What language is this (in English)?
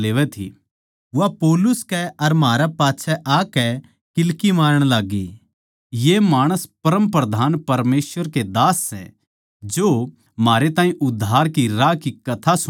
Haryanvi